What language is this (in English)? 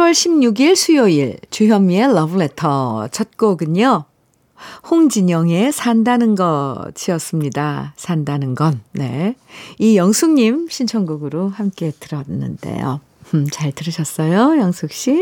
Korean